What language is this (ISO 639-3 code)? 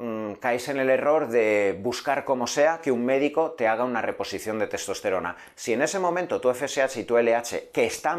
spa